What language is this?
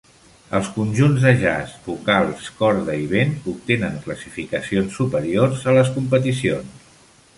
Catalan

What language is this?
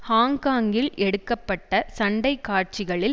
Tamil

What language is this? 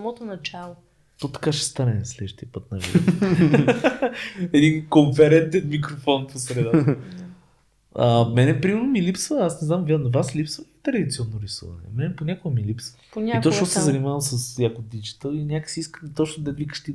Bulgarian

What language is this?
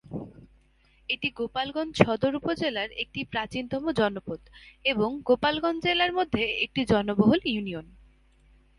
Bangla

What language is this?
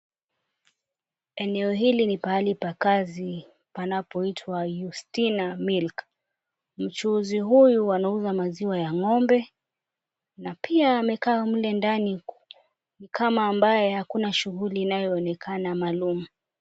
Swahili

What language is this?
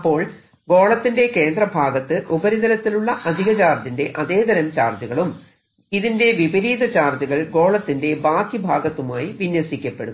Malayalam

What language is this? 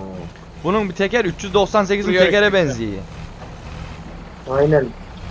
Turkish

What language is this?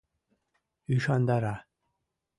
Mari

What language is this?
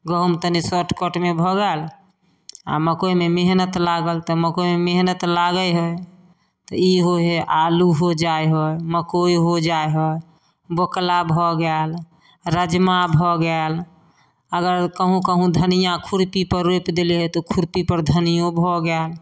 Maithili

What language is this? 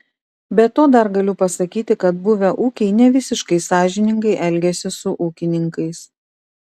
Lithuanian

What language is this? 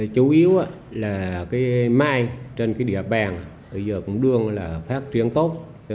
Vietnamese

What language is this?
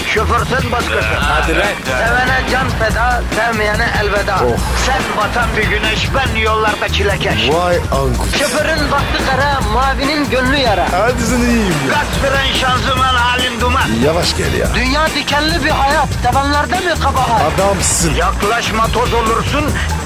Turkish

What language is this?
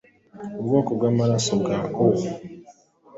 Kinyarwanda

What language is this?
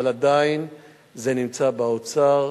Hebrew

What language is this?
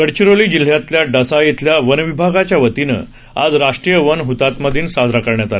Marathi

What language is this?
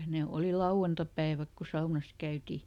Finnish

